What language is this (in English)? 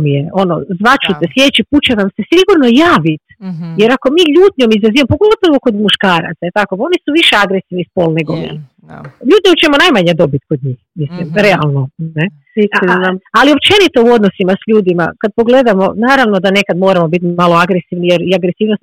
Croatian